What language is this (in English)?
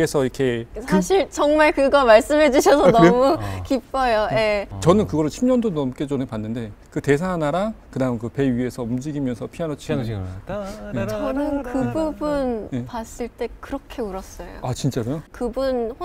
Korean